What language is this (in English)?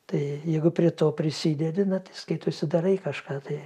Lithuanian